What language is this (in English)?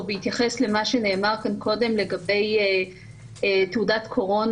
Hebrew